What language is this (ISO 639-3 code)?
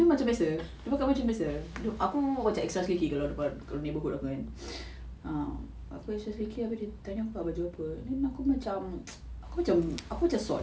eng